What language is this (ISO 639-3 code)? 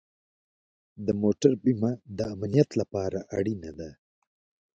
pus